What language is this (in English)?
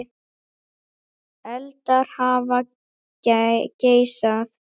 Icelandic